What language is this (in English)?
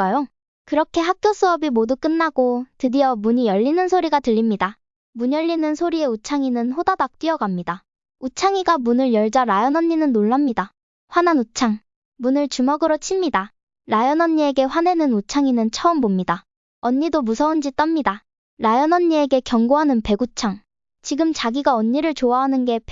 Korean